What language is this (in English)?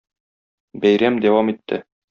Tatar